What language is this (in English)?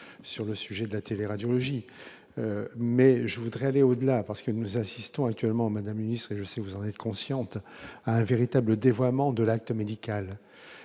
French